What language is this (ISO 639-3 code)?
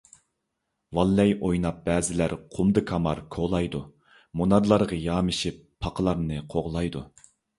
uig